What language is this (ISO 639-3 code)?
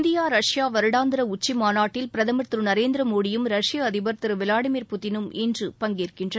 tam